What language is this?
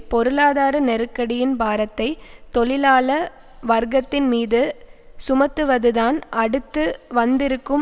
Tamil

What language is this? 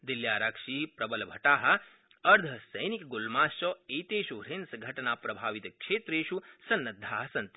Sanskrit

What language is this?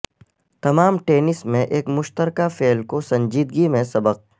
Urdu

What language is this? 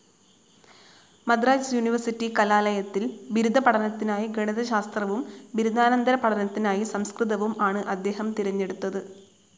Malayalam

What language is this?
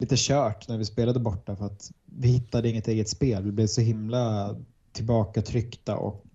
Swedish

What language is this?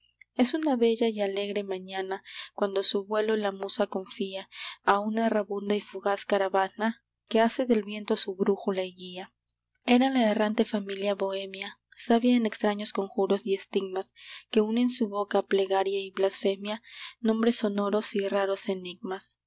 Spanish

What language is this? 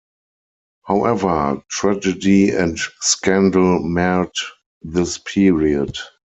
English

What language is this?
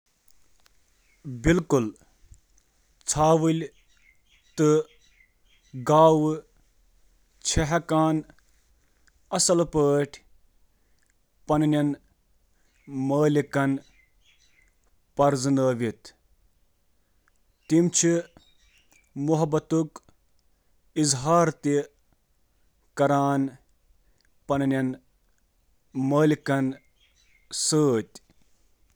Kashmiri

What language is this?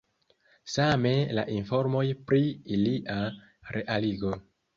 Esperanto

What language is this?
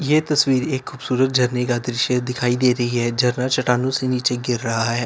Hindi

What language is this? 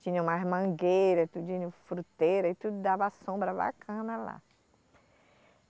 Portuguese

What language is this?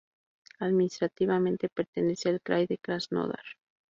Spanish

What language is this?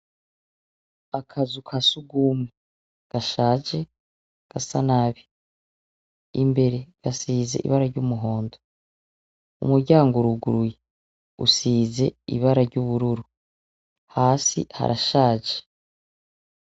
Rundi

